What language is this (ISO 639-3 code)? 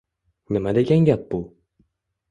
uzb